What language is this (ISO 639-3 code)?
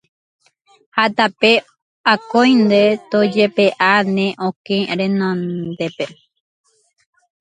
grn